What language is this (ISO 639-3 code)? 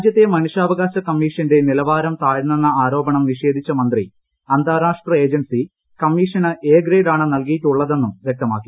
mal